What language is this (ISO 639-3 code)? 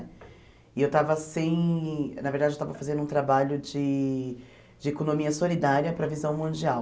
por